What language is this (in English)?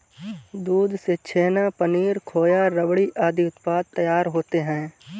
Hindi